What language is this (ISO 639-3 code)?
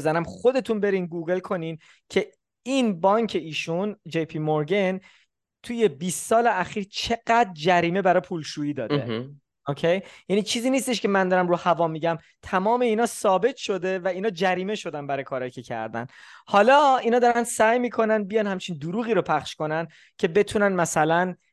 fas